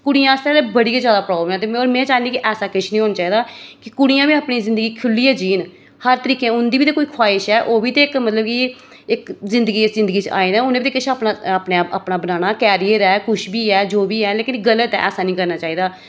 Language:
Dogri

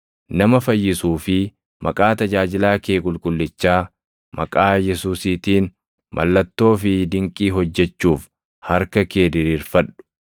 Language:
Oromo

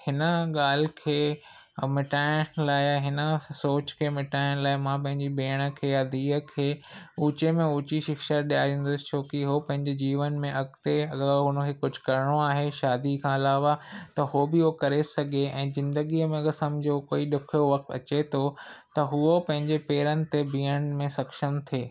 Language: Sindhi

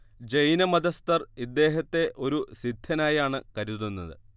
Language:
Malayalam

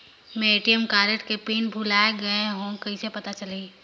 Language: Chhattisgarhi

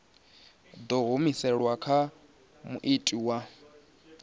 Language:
Venda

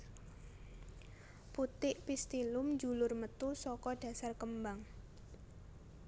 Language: Javanese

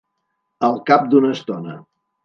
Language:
Catalan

